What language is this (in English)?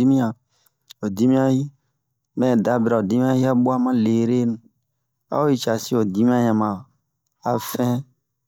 Bomu